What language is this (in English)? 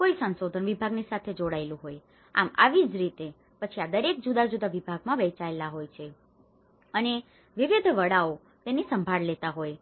Gujarati